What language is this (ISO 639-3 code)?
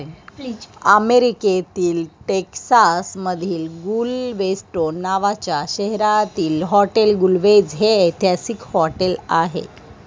mar